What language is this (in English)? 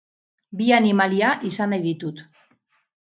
Basque